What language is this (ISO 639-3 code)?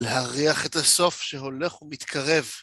heb